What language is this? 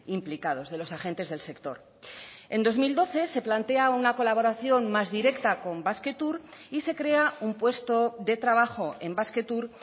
Spanish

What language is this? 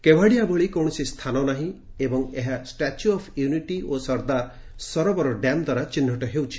Odia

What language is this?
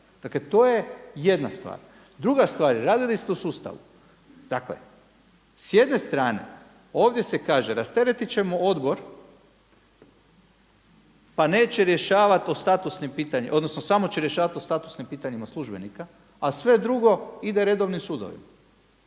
Croatian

